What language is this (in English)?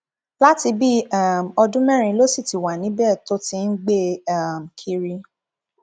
Yoruba